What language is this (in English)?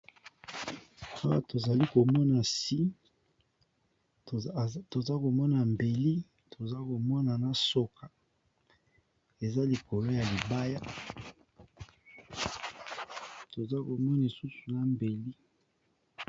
Lingala